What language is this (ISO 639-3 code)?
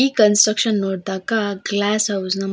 kan